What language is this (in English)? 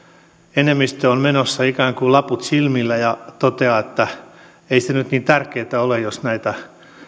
Finnish